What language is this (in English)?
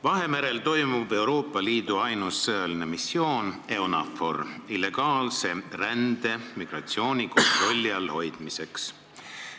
Estonian